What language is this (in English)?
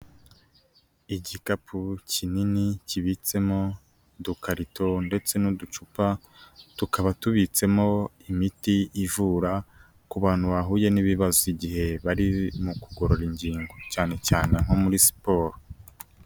Kinyarwanda